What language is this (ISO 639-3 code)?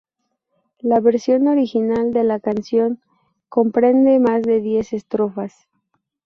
spa